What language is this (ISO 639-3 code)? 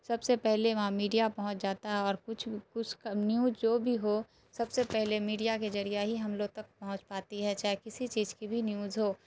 urd